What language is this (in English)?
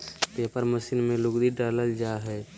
Magahi